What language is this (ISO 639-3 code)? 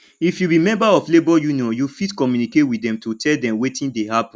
pcm